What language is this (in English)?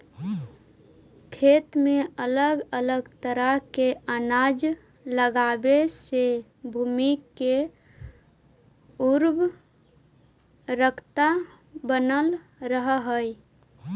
Magahi